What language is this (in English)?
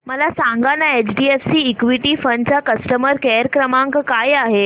Marathi